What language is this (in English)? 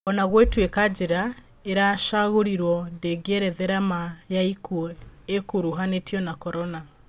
Kikuyu